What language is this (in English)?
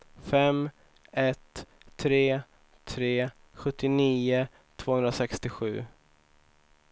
Swedish